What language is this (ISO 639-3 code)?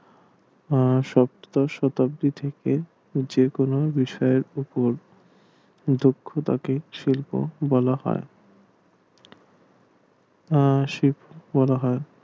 ben